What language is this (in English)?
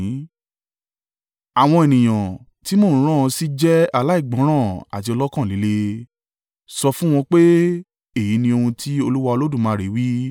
Yoruba